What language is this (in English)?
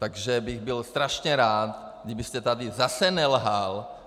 Czech